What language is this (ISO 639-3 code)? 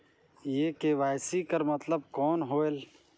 hne